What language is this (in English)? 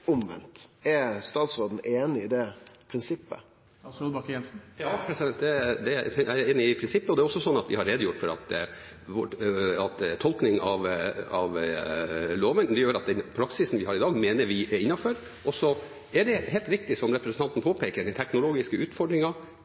Norwegian